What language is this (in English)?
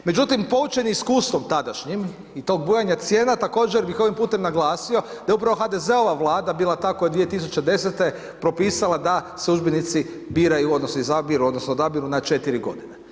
Croatian